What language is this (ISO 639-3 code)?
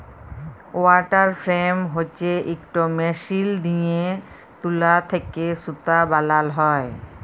ben